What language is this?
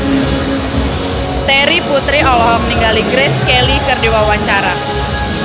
Sundanese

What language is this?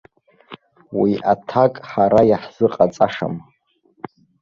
Abkhazian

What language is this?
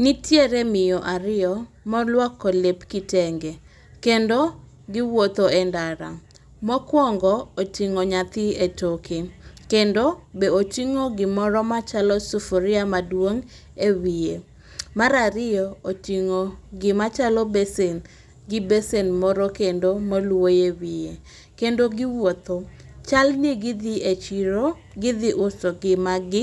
Luo (Kenya and Tanzania)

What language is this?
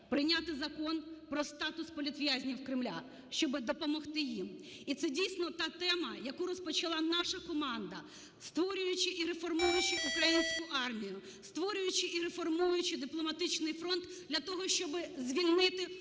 Ukrainian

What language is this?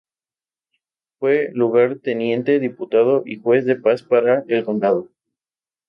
Spanish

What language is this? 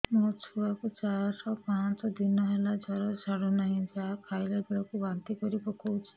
Odia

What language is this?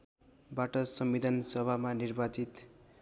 Nepali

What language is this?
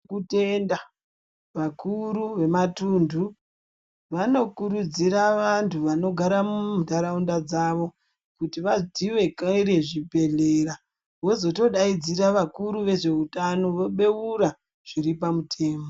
Ndau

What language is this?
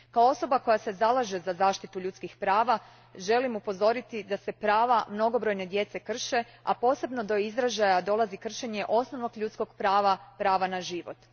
Croatian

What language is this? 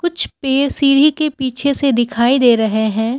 Hindi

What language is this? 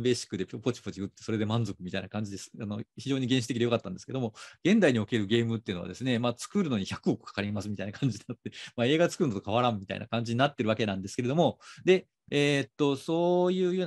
Japanese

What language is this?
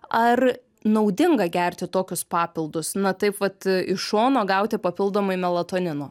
Lithuanian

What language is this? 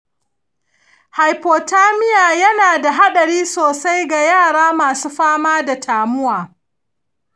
Hausa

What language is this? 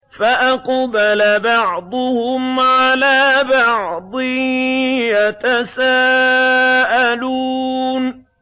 Arabic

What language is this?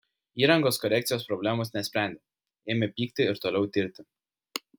Lithuanian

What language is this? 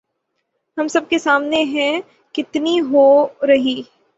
Urdu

